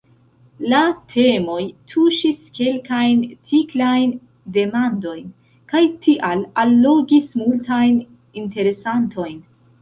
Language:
Esperanto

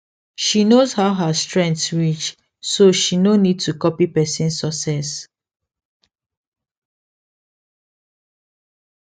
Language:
Nigerian Pidgin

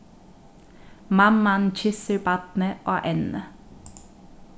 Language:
Faroese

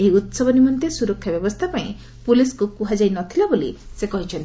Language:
Odia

